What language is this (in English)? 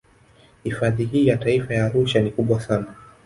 Swahili